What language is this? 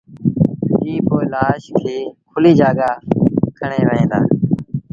Sindhi Bhil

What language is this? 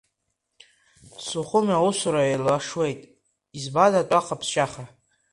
Abkhazian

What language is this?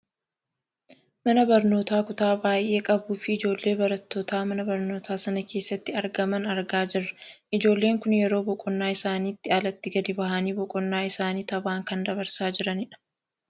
Oromo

